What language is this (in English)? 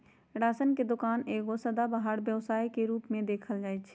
Magahi